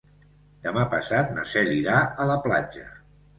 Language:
Catalan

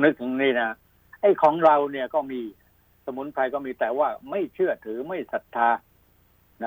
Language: Thai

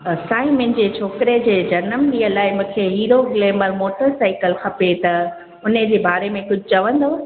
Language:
Sindhi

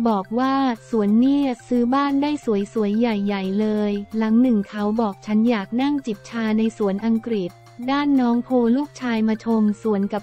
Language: Thai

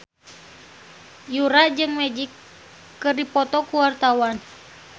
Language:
Sundanese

